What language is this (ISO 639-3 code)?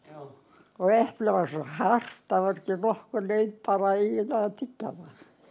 isl